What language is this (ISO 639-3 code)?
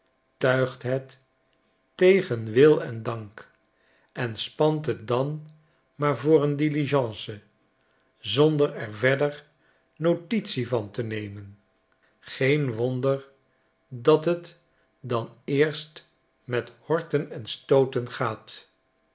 nld